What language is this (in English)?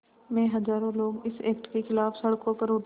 Hindi